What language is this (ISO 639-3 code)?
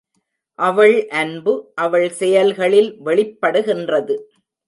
tam